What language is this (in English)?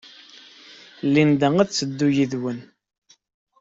Kabyle